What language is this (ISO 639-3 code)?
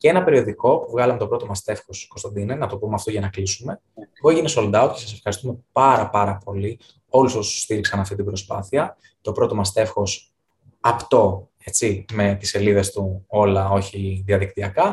ell